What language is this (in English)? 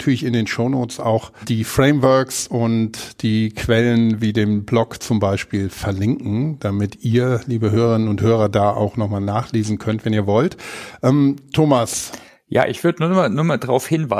German